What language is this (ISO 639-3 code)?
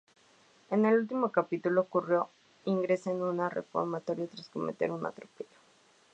spa